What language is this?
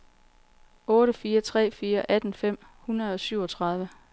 Danish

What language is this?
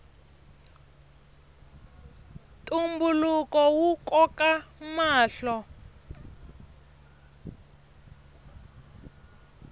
Tsonga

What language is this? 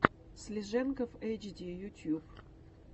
Russian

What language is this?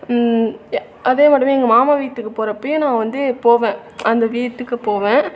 Tamil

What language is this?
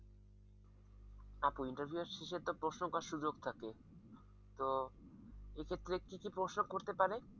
Bangla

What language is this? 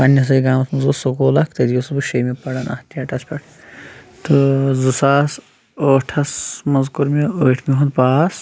Kashmiri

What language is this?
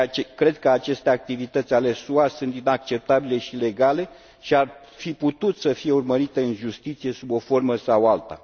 Romanian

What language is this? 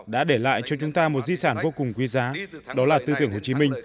Vietnamese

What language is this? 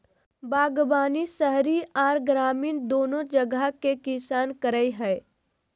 Magahi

